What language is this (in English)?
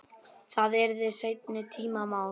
Icelandic